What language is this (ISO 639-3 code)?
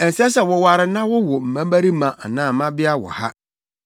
aka